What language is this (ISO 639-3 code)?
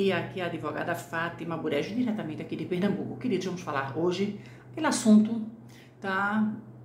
por